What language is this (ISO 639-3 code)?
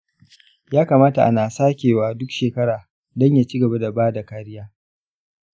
hau